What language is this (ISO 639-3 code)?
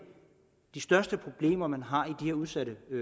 dan